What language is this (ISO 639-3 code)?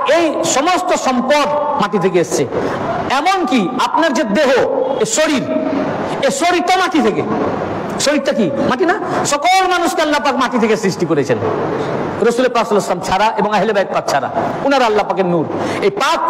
ben